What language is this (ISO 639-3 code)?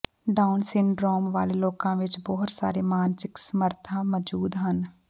pan